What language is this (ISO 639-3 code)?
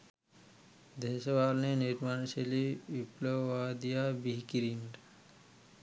sin